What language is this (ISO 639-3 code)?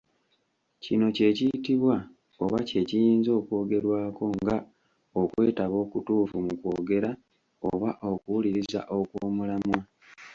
lug